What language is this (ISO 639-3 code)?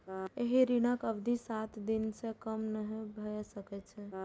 mai